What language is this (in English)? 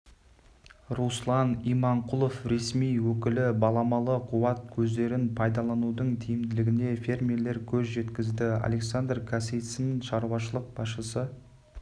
Kazakh